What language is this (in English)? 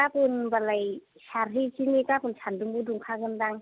Bodo